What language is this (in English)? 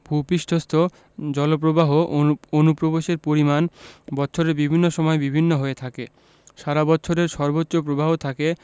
Bangla